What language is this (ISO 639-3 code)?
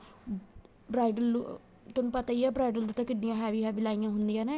pan